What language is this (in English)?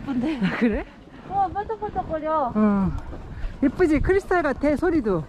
Korean